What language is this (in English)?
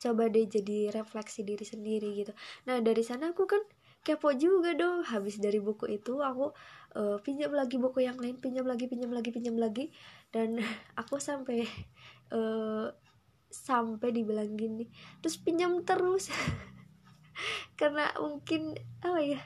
Indonesian